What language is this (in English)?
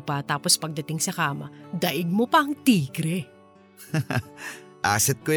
Filipino